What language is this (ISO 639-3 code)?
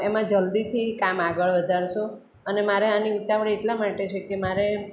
guj